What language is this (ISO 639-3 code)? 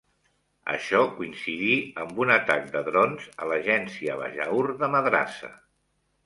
cat